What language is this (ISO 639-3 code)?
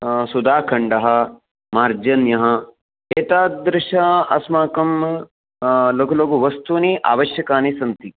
san